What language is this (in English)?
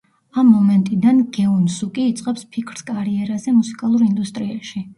Georgian